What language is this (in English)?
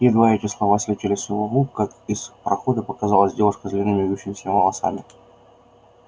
Russian